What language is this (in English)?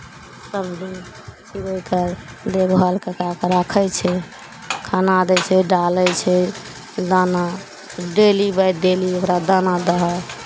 Maithili